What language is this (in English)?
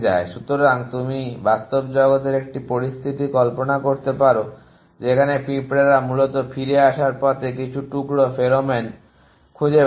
Bangla